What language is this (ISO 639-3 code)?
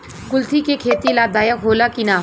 bho